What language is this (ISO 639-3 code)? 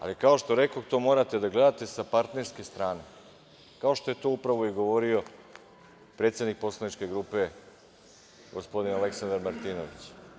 srp